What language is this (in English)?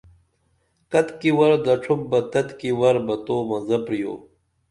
Dameli